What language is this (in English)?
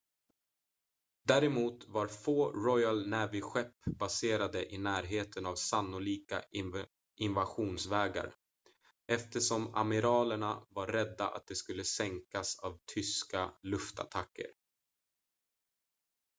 Swedish